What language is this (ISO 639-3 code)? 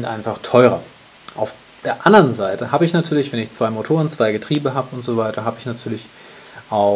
deu